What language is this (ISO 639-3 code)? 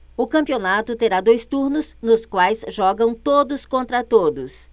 por